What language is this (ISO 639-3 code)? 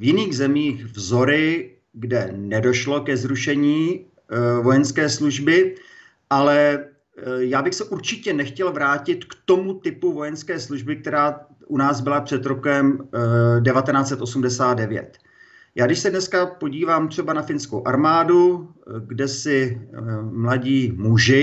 ces